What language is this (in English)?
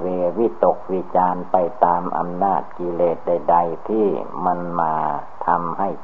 Thai